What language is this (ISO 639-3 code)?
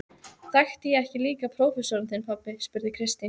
isl